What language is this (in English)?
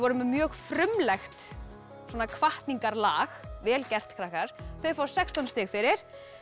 Icelandic